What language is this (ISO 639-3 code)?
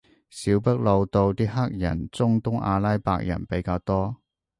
yue